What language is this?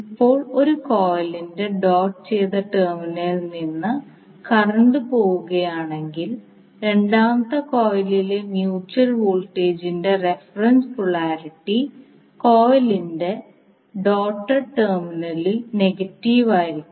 Malayalam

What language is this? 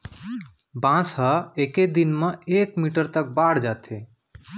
Chhattisgarhi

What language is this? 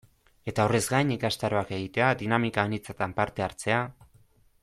Basque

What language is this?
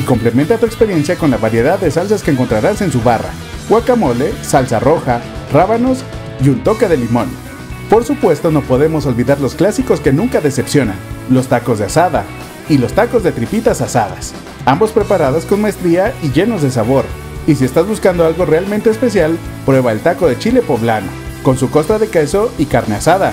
Spanish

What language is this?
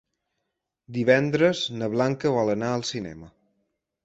Catalan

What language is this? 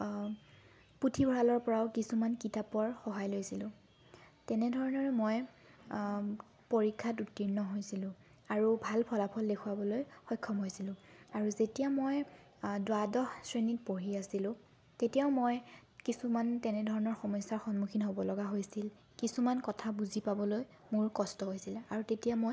Assamese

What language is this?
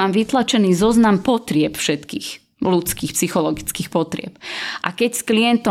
Slovak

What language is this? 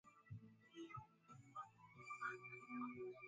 Swahili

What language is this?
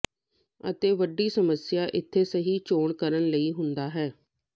Punjabi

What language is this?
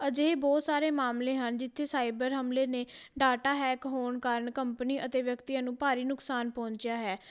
Punjabi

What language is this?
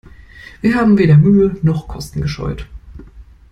German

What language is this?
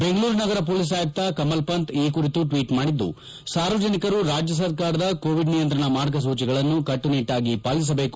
Kannada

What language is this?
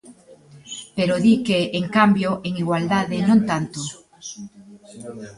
Galician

